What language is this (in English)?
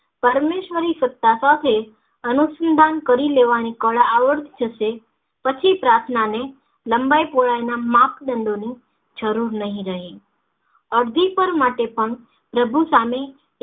Gujarati